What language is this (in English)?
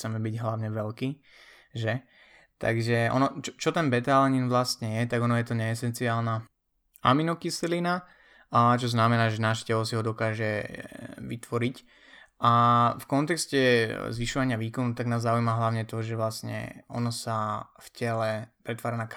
Slovak